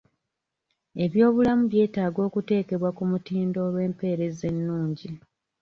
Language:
Ganda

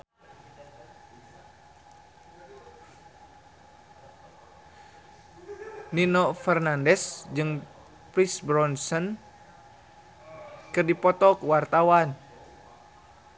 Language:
Sundanese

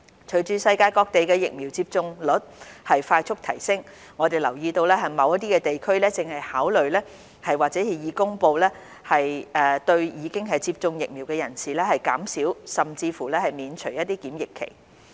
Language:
Cantonese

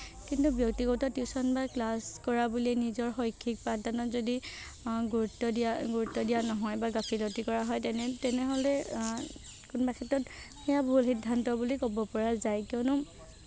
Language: Assamese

